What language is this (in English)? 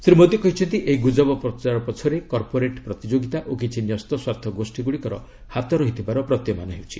Odia